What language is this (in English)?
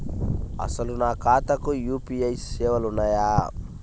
Telugu